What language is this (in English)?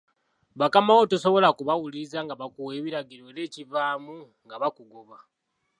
Ganda